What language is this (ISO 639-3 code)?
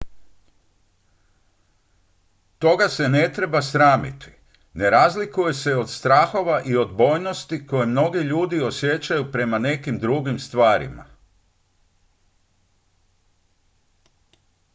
hrv